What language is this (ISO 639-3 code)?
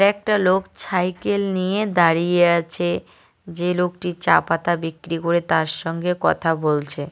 ben